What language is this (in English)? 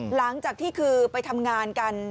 Thai